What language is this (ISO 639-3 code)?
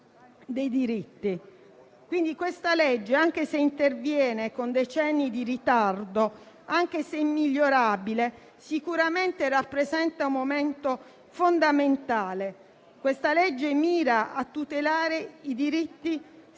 ita